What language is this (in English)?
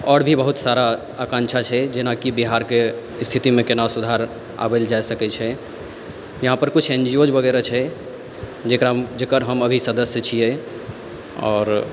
Maithili